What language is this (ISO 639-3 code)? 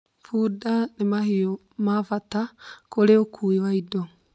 kik